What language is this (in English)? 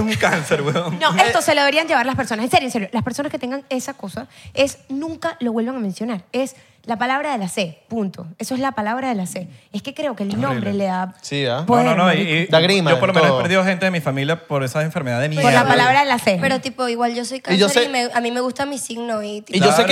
Spanish